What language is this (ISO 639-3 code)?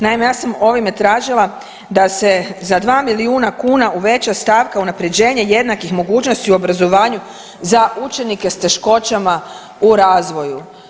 hrv